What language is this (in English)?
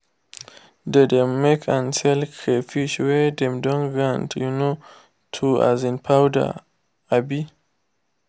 Nigerian Pidgin